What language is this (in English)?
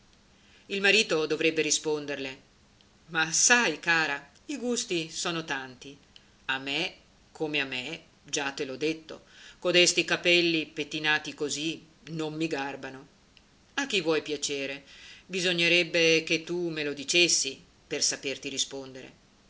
Italian